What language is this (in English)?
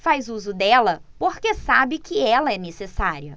Portuguese